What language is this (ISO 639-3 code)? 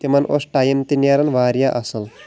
kas